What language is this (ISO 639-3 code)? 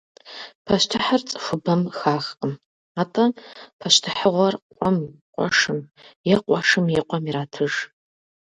kbd